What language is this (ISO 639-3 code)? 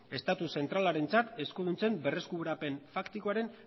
eus